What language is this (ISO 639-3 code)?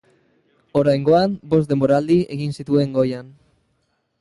eus